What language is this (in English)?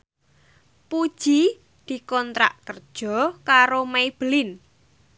Javanese